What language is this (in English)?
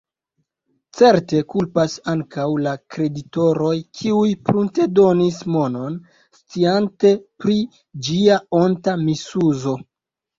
Esperanto